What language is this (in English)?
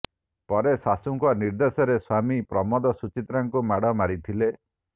Odia